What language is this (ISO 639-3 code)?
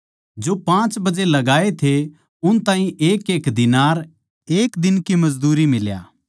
bgc